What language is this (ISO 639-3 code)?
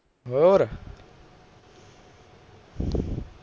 pan